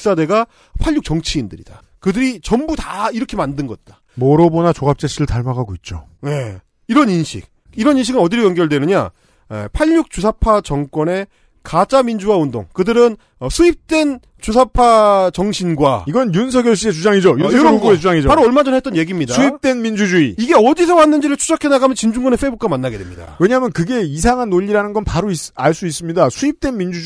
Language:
Korean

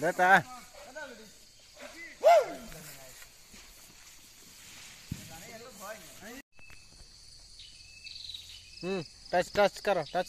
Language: Romanian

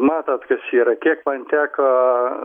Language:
Lithuanian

